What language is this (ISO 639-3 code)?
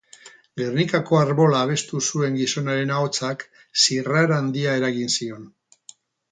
eus